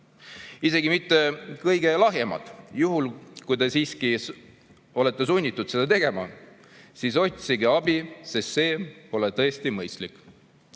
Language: Estonian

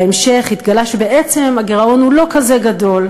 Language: Hebrew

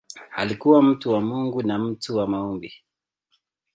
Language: Swahili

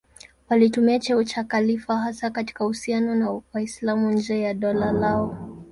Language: Swahili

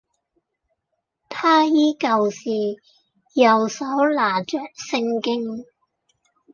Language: Cantonese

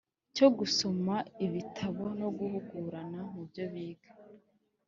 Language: Kinyarwanda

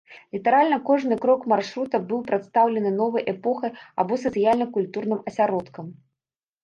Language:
Belarusian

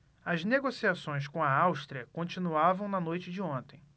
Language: Portuguese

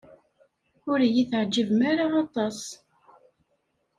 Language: Kabyle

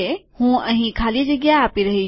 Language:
Gujarati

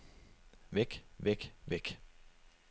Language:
Danish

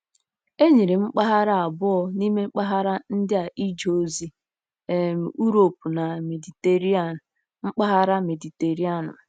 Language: Igbo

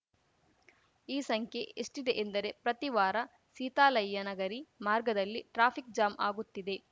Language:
Kannada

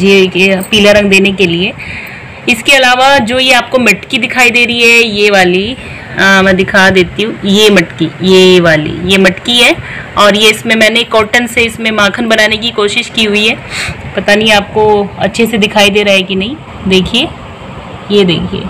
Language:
Hindi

